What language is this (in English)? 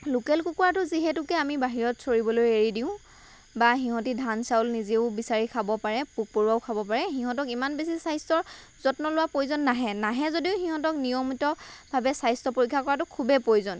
Assamese